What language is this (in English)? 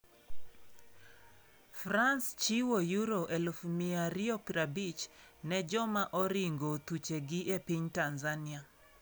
Luo (Kenya and Tanzania)